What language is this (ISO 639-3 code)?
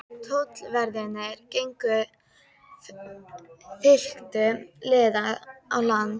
isl